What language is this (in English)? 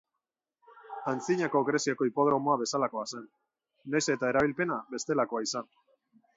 Basque